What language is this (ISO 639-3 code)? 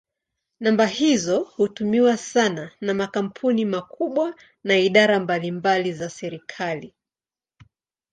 swa